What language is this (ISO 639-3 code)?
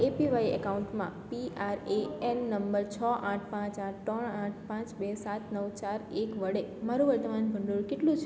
guj